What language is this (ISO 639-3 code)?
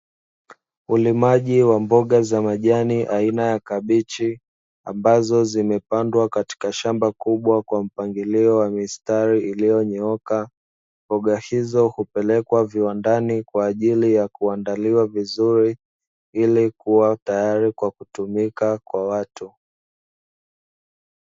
swa